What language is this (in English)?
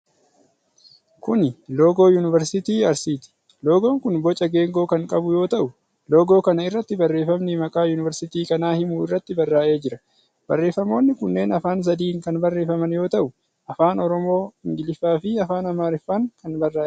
Oromo